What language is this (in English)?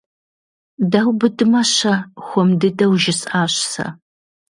Kabardian